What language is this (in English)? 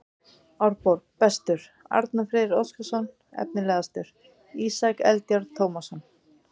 Icelandic